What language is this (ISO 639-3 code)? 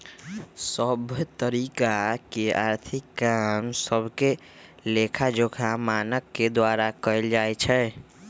mag